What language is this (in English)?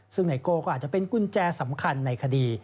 Thai